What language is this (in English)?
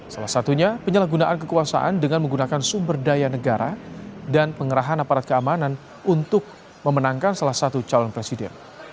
Indonesian